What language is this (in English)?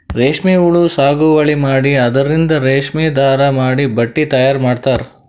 Kannada